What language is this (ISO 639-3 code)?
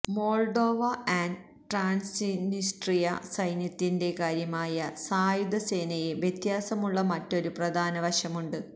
mal